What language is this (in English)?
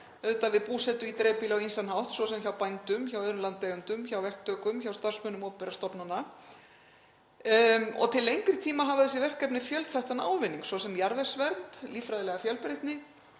Icelandic